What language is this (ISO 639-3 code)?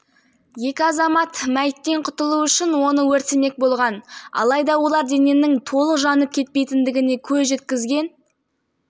kaz